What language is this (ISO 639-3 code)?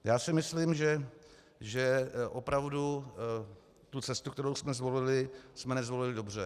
ces